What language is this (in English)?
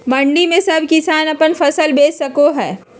Magahi